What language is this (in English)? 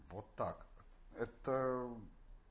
Russian